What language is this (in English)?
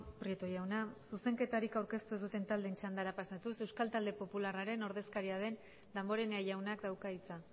Basque